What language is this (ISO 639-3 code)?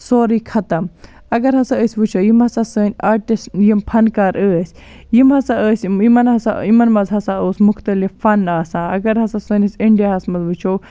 kas